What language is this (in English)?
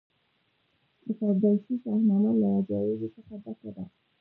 Pashto